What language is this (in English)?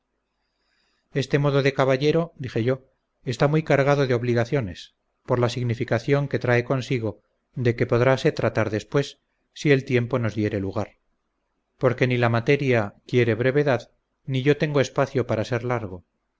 Spanish